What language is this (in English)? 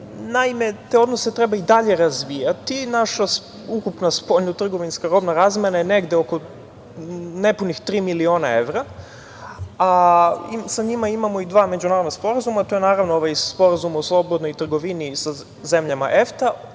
Serbian